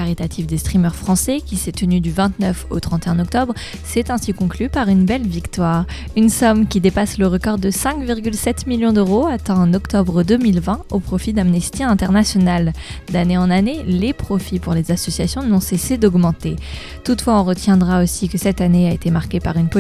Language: French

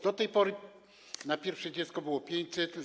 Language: Polish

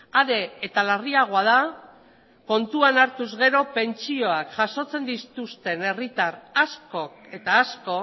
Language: Basque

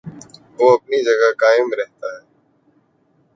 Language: Urdu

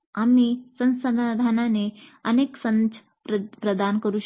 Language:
Marathi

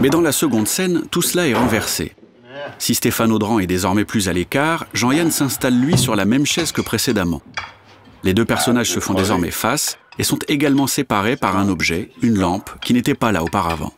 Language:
French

